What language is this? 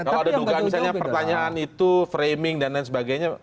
Indonesian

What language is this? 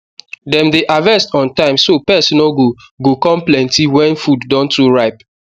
Nigerian Pidgin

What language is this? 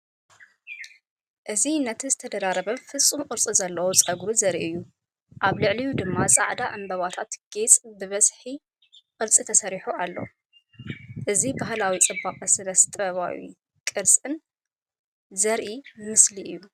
Tigrinya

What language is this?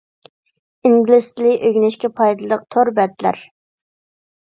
Uyghur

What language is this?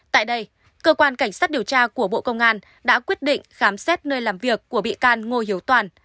Vietnamese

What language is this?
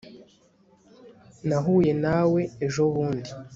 Kinyarwanda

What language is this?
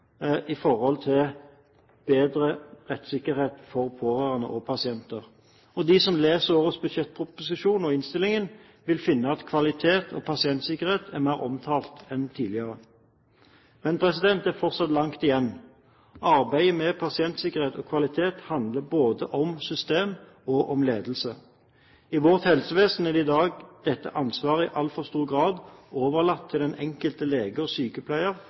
Norwegian Bokmål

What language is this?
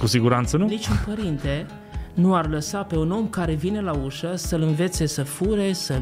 Romanian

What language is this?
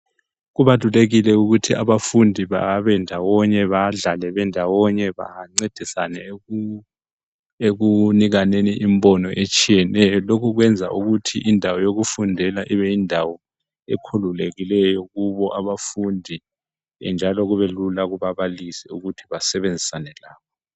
North Ndebele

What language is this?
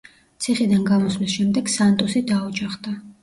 Georgian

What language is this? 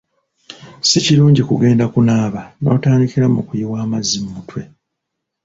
Ganda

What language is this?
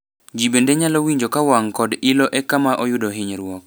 Luo (Kenya and Tanzania)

